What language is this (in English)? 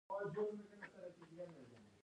Pashto